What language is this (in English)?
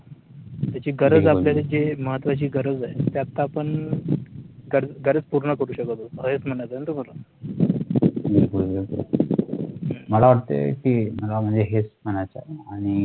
Marathi